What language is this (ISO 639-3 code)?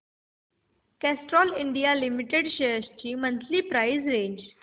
mar